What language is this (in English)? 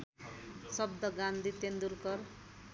Nepali